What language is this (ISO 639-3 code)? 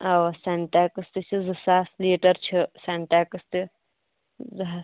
kas